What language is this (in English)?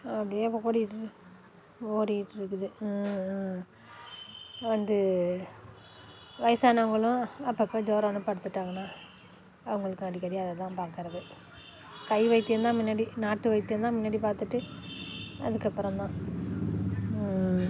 Tamil